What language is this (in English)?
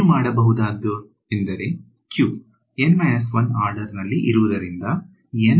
Kannada